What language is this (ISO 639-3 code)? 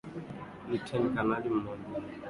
swa